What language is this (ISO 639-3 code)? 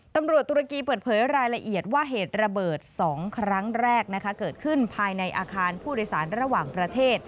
tha